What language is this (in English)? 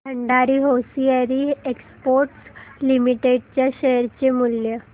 Marathi